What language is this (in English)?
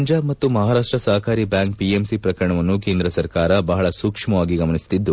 Kannada